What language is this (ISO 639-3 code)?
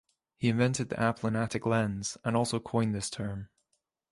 eng